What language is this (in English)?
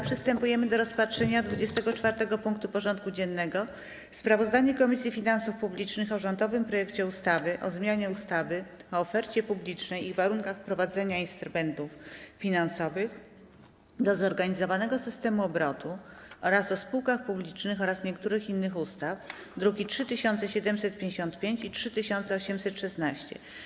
Polish